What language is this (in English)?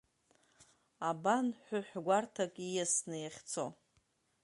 Abkhazian